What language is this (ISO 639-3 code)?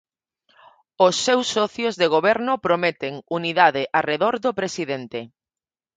glg